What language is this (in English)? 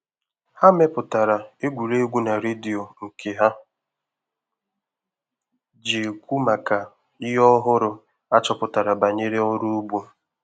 Igbo